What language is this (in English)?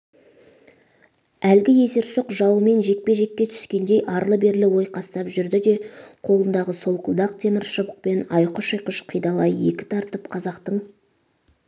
Kazakh